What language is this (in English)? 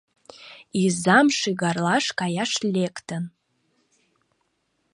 Mari